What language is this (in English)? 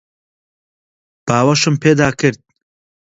Central Kurdish